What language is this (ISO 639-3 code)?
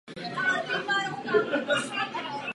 ces